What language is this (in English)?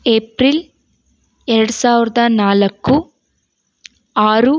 Kannada